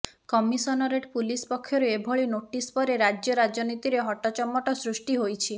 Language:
Odia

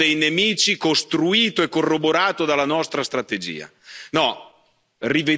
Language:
Italian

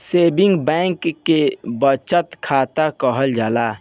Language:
Bhojpuri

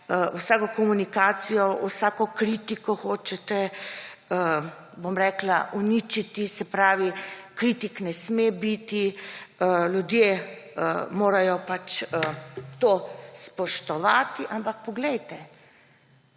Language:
Slovenian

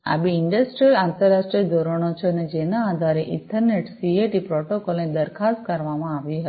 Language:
Gujarati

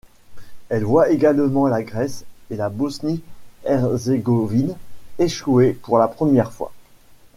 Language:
French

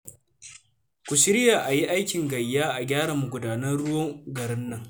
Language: Hausa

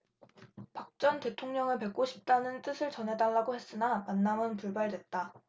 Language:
Korean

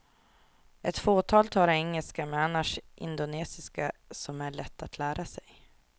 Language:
Swedish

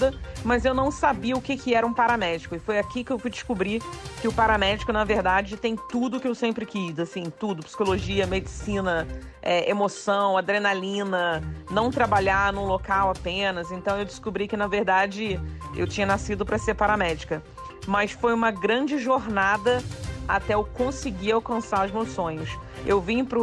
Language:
Portuguese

